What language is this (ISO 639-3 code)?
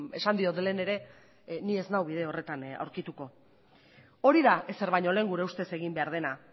eus